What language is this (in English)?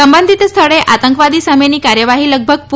Gujarati